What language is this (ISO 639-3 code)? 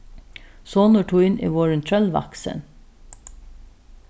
fao